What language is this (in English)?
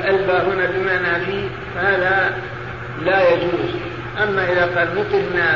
Arabic